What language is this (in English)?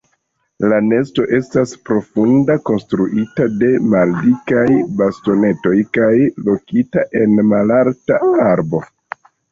Esperanto